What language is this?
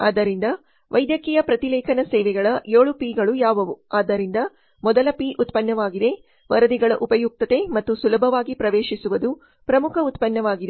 Kannada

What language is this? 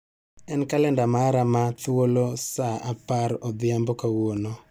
Luo (Kenya and Tanzania)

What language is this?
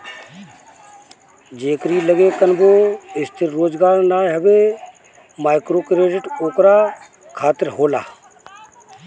Bhojpuri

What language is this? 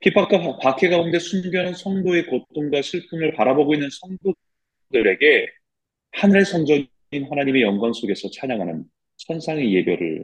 Korean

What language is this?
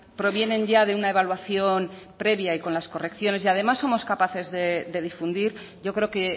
Spanish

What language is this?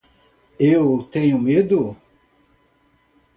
Portuguese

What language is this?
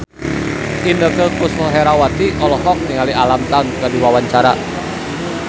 Sundanese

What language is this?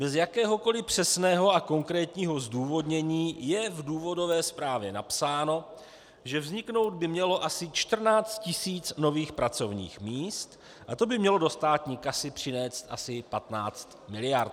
Czech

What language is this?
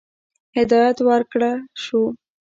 Pashto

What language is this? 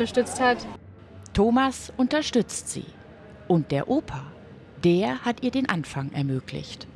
German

